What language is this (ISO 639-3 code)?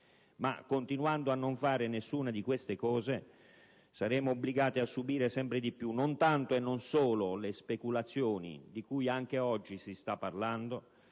ita